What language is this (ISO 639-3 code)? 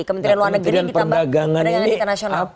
ind